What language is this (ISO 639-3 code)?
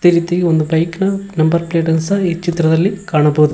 kan